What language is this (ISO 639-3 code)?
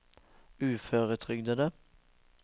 nor